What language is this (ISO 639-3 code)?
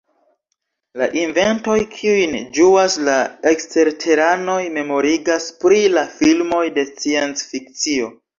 epo